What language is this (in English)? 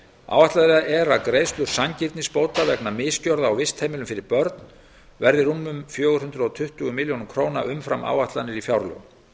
Icelandic